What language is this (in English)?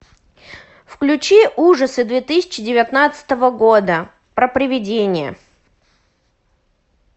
Russian